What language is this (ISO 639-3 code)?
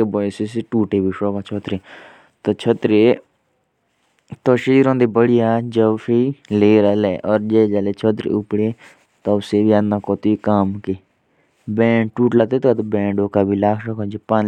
jns